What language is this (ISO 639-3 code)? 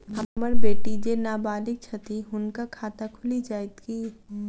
mai